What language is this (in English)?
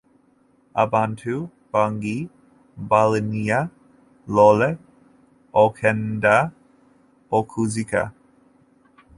Ganda